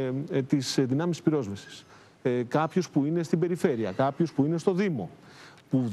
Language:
Greek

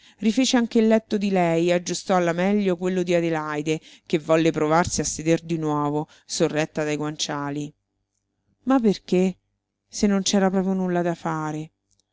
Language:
Italian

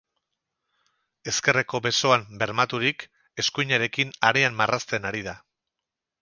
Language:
Basque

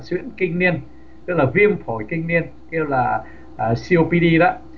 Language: Vietnamese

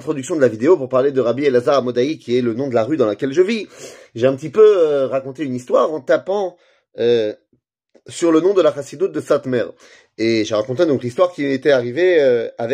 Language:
French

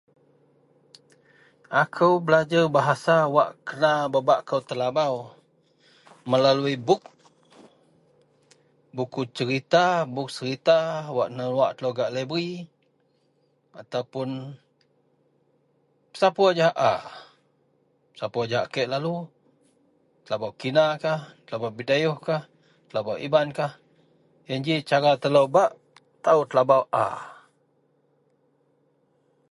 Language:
Central Melanau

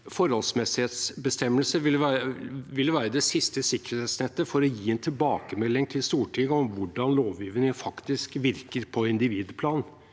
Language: Norwegian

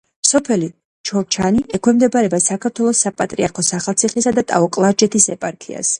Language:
Georgian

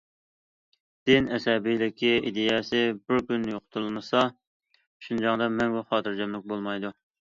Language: Uyghur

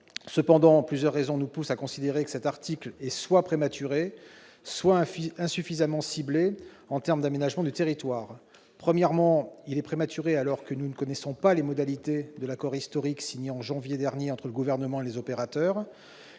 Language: French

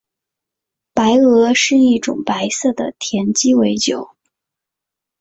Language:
Chinese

